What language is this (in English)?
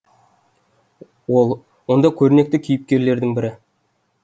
Kazakh